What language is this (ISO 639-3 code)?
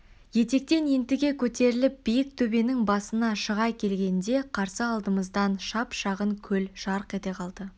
kaz